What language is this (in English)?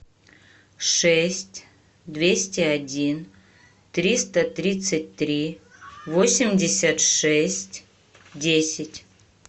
Russian